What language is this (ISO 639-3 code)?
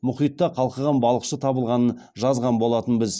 kaz